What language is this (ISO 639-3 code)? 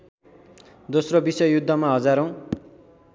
nep